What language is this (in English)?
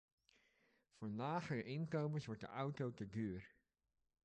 Dutch